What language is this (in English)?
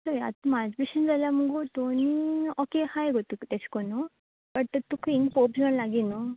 Konkani